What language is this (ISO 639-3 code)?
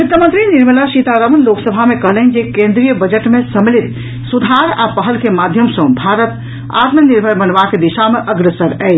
mai